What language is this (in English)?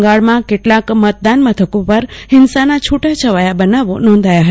Gujarati